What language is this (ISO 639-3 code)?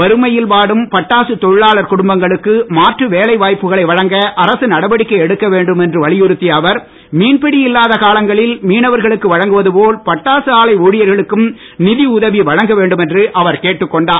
tam